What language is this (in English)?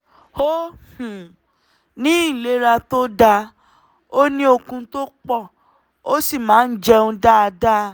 Yoruba